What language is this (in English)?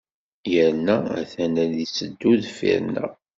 Kabyle